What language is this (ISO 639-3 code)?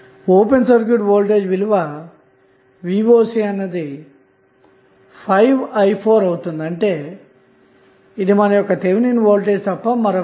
tel